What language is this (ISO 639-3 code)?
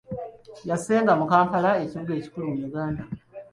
lug